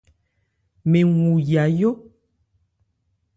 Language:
Ebrié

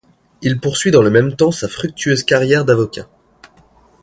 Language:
French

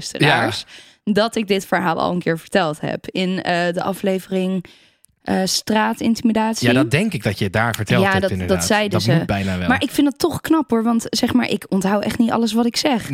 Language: Dutch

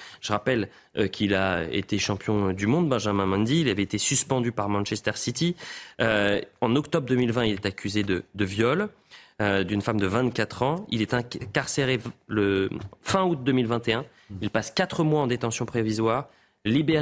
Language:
French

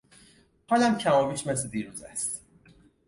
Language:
Persian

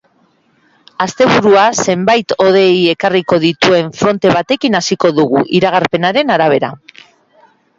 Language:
Basque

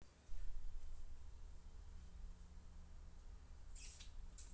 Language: Russian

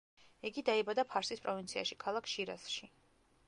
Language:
Georgian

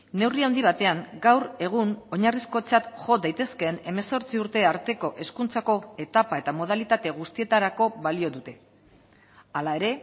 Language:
Basque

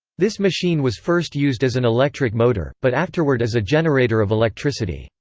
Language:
English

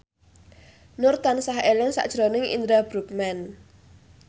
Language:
Javanese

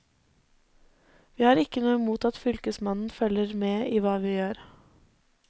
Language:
Norwegian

